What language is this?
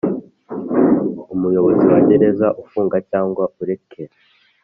Kinyarwanda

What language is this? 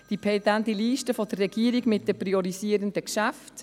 Swiss German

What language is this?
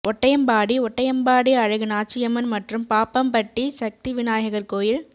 Tamil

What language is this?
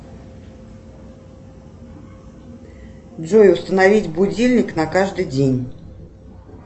Russian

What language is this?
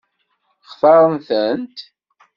Kabyle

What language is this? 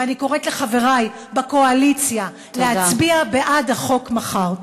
Hebrew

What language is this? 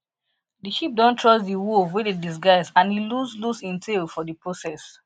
Nigerian Pidgin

